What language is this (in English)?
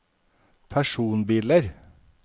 Norwegian